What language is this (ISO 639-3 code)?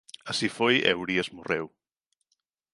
glg